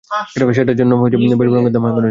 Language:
Bangla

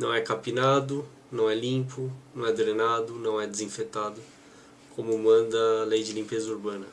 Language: Portuguese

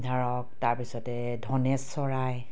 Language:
Assamese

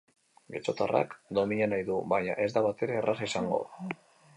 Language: Basque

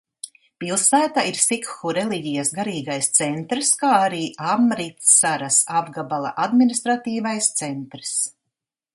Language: Latvian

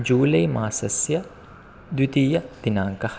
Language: Sanskrit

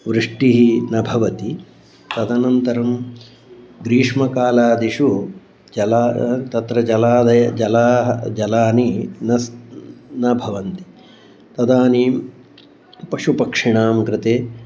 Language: Sanskrit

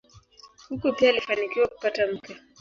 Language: Swahili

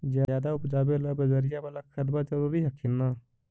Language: Magahi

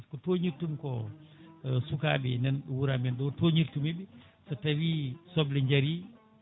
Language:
Fula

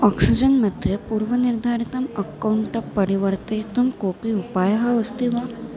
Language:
Sanskrit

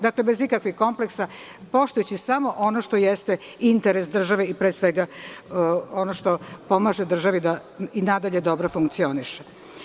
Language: Serbian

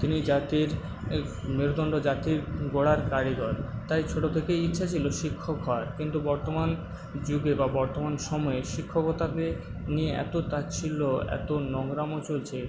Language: Bangla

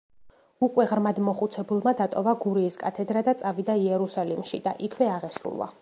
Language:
Georgian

